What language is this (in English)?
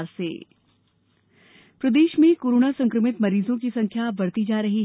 Hindi